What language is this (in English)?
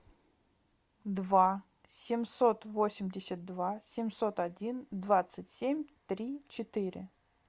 Russian